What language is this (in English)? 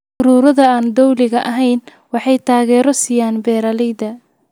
Somali